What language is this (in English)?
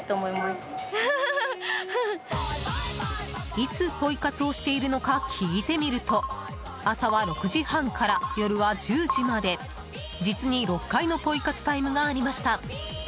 Japanese